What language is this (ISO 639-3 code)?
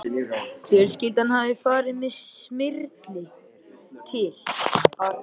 isl